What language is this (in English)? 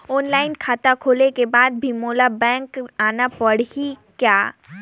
Chhattisgarhi